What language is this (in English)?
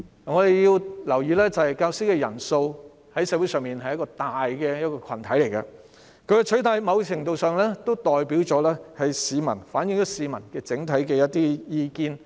Cantonese